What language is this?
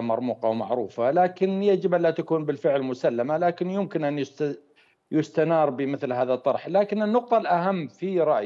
Arabic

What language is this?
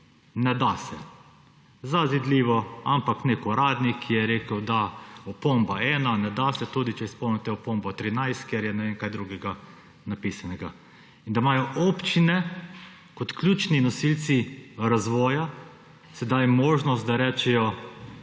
Slovenian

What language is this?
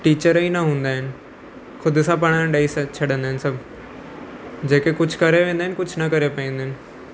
Sindhi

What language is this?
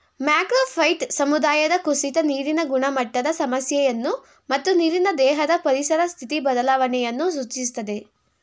Kannada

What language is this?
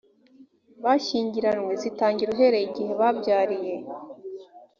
Kinyarwanda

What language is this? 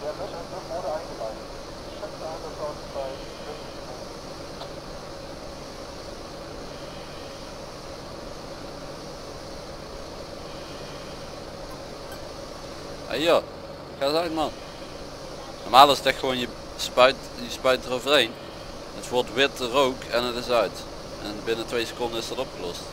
Dutch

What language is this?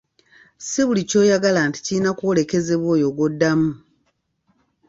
Ganda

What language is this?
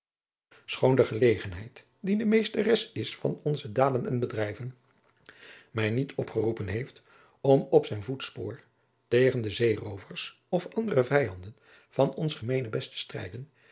Dutch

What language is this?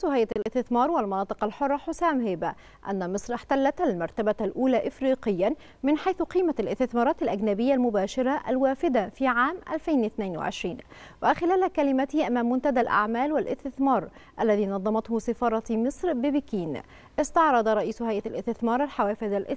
Arabic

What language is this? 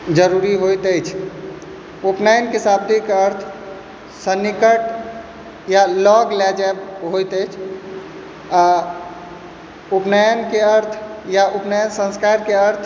Maithili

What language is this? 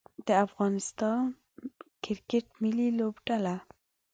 Pashto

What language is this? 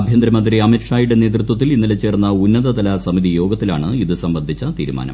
Malayalam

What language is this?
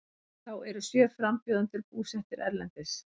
Icelandic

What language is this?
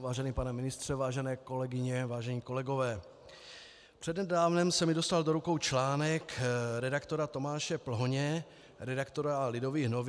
Czech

